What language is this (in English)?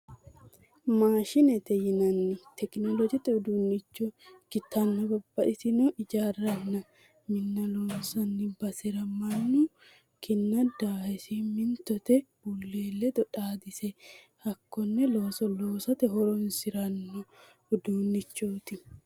Sidamo